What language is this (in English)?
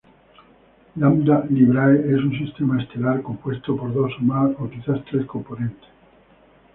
Spanish